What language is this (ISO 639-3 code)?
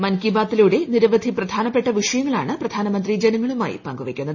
mal